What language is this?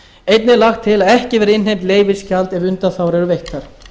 Icelandic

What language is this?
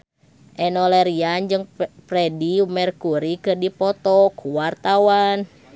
Sundanese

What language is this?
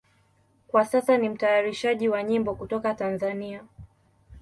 Swahili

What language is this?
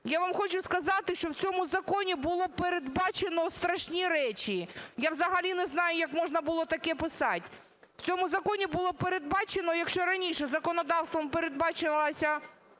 Ukrainian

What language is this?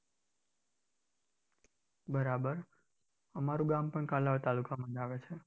Gujarati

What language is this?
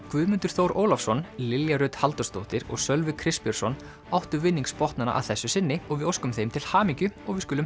Icelandic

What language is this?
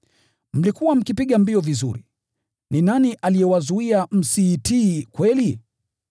Swahili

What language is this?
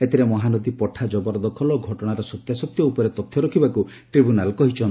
Odia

